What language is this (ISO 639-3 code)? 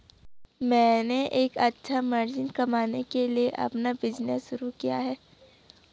hin